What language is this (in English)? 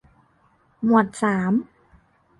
Thai